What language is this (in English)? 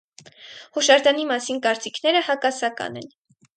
Armenian